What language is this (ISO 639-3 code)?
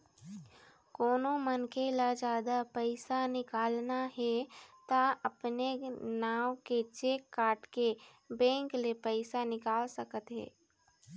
hne